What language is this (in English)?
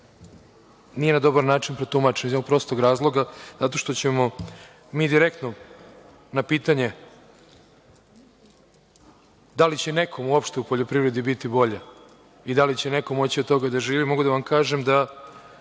Serbian